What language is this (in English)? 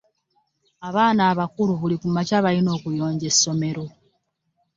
Ganda